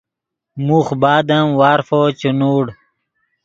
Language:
Yidgha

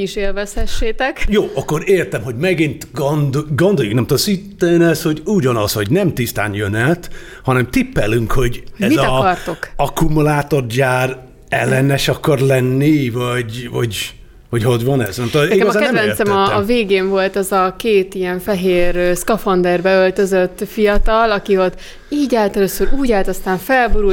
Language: Hungarian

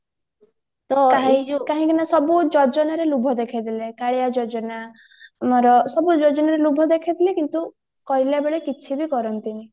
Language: Odia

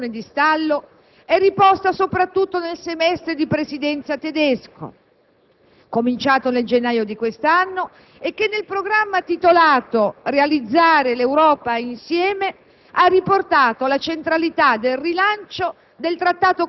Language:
Italian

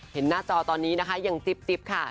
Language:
Thai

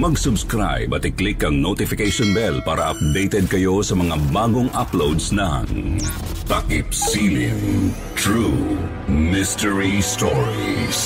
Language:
Filipino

